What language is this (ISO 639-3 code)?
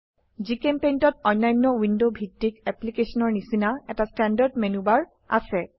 asm